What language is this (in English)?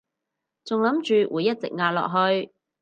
Cantonese